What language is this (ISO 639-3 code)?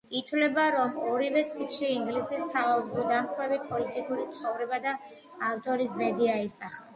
kat